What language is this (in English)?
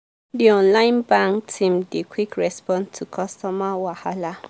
Nigerian Pidgin